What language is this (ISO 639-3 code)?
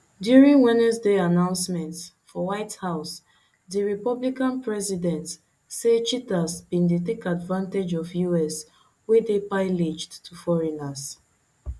pcm